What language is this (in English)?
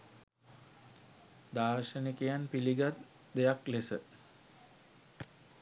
Sinhala